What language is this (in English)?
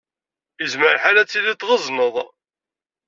Kabyle